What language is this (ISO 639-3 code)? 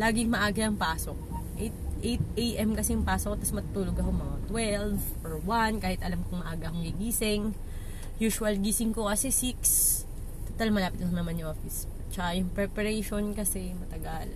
fil